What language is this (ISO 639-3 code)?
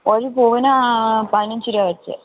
mal